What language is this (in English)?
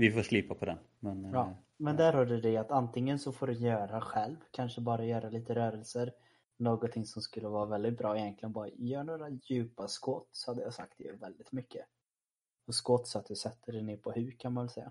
Swedish